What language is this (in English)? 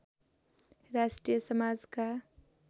Nepali